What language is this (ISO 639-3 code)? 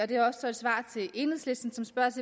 dan